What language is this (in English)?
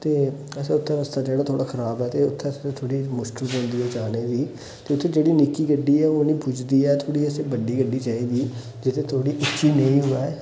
Dogri